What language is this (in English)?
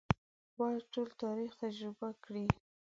Pashto